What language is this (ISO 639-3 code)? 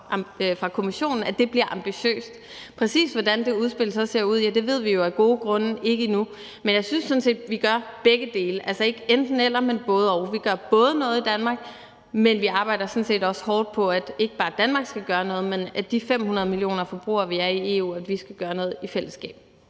dan